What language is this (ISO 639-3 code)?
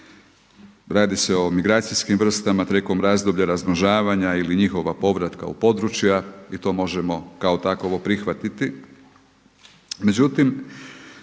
hrv